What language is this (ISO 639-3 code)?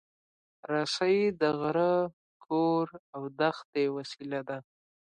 pus